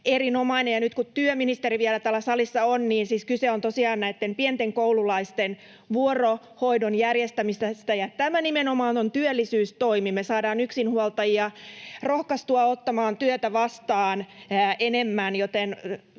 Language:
Finnish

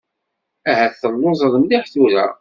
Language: Kabyle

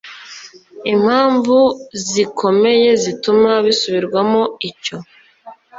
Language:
Kinyarwanda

